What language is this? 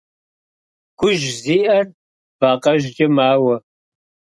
Kabardian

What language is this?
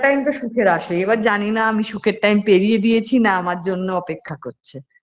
Bangla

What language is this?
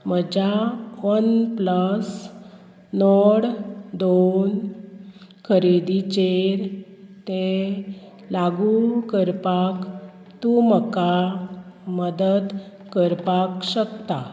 Konkani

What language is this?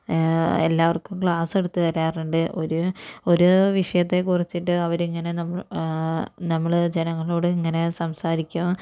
Malayalam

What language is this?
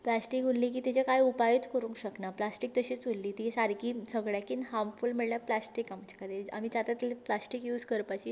Konkani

